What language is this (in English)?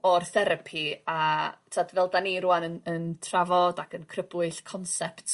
Welsh